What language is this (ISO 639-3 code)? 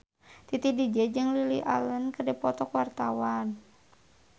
sun